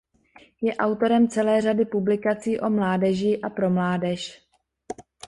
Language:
Czech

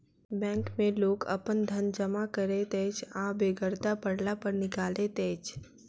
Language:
Maithili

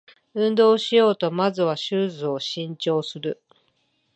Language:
Japanese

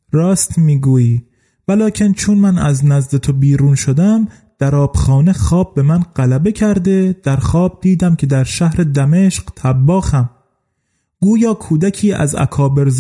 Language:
Persian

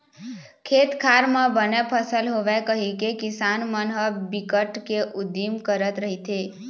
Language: Chhattisgarhi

